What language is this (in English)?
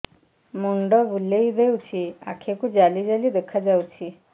Odia